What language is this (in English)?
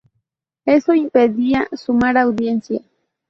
Spanish